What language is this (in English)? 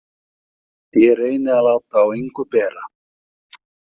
Icelandic